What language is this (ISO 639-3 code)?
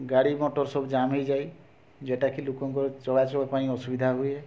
ori